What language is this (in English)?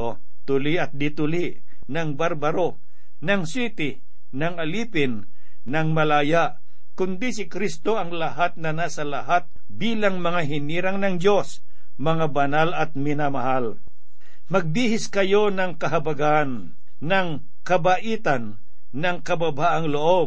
Filipino